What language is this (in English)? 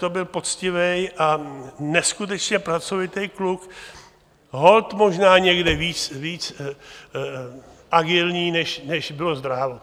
Czech